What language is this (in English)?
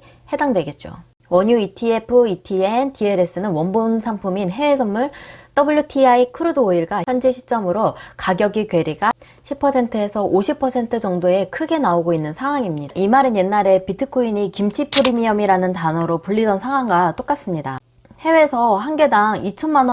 Korean